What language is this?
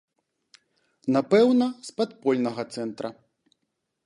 Belarusian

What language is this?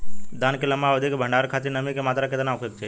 Bhojpuri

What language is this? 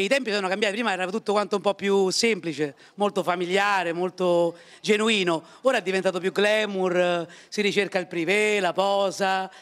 Italian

